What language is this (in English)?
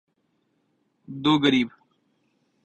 Urdu